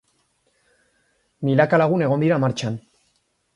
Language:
Basque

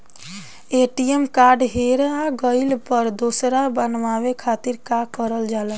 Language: Bhojpuri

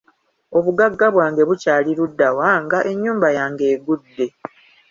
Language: Ganda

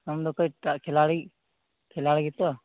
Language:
Santali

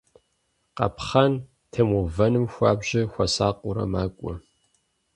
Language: Kabardian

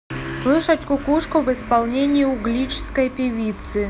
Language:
Russian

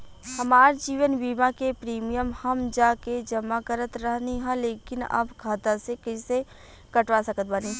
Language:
Bhojpuri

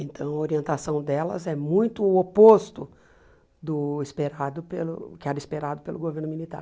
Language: Portuguese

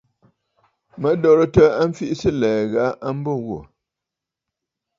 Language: Bafut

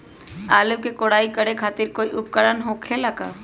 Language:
Magahi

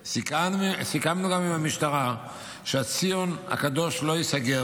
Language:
Hebrew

